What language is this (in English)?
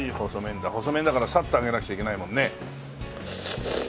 Japanese